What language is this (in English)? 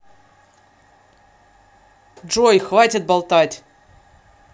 Russian